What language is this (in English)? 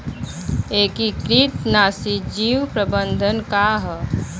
Bhojpuri